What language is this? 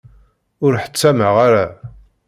Kabyle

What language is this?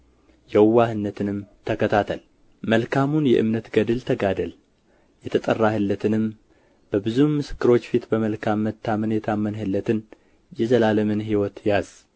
Amharic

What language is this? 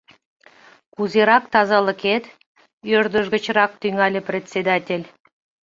Mari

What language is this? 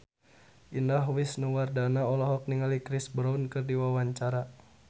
Sundanese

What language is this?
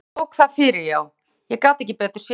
Icelandic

